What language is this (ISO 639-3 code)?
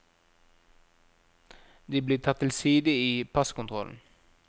nor